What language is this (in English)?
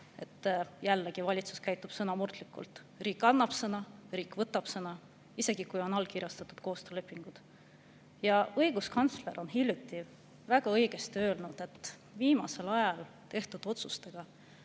Estonian